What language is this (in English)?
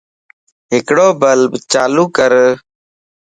Lasi